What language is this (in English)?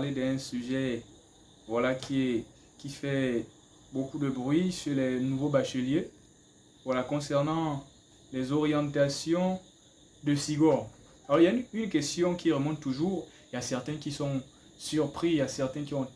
French